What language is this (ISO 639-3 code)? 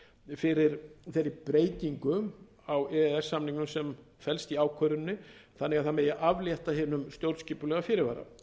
isl